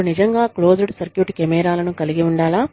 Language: Telugu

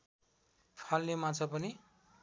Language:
Nepali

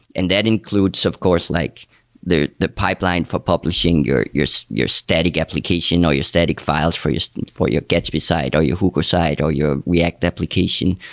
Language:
English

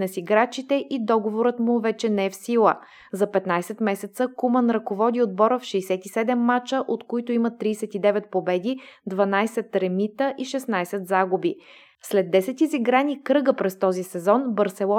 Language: Bulgarian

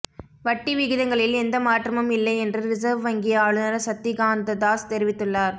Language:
Tamil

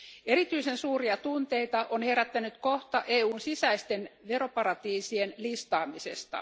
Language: Finnish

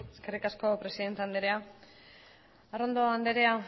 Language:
Basque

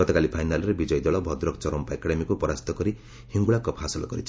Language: Odia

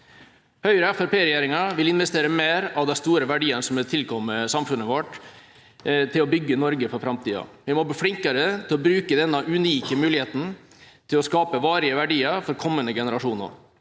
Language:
Norwegian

